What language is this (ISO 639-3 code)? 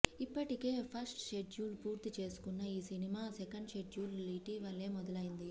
tel